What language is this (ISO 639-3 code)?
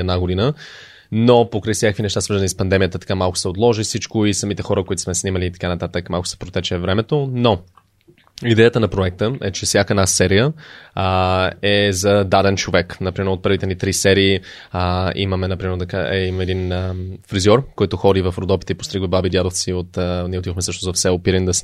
bul